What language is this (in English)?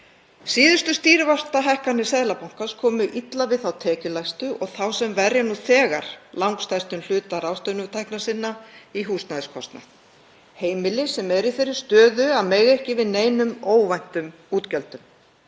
Icelandic